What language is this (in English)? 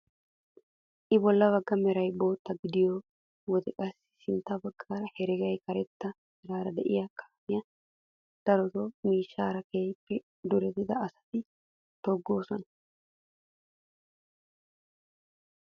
Wolaytta